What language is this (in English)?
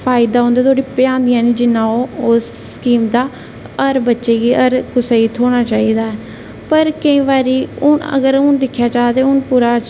Dogri